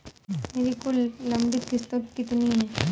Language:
Hindi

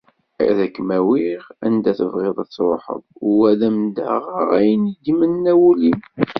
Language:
Kabyle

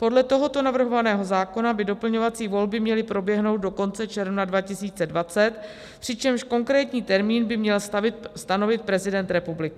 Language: Czech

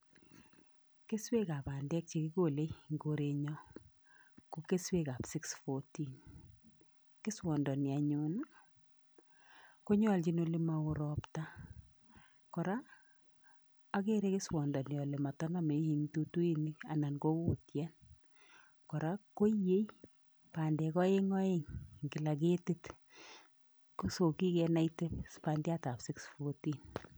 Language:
Kalenjin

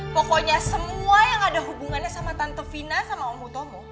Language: Indonesian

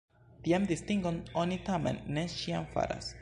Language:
Esperanto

